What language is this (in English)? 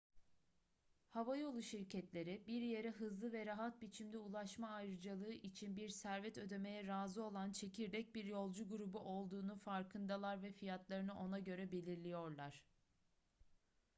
Turkish